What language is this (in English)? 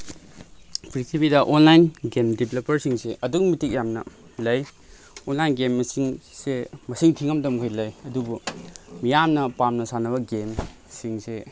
Manipuri